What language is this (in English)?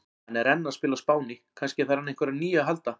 Icelandic